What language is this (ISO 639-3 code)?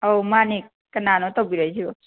mni